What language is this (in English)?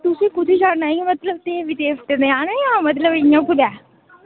Dogri